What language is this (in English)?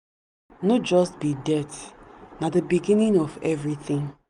Nigerian Pidgin